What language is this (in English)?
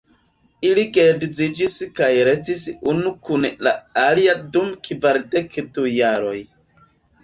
Esperanto